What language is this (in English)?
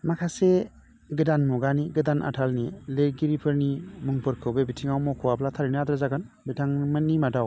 Bodo